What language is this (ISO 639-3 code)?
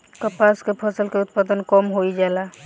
bho